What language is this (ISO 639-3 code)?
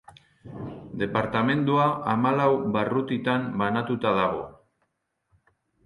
eus